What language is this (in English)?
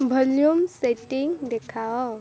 Odia